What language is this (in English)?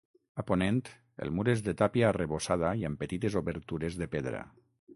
Catalan